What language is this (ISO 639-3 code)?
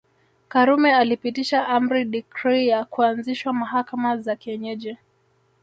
swa